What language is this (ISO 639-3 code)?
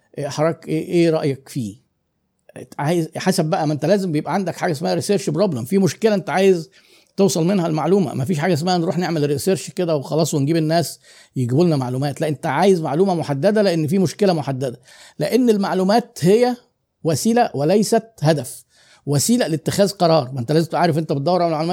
ara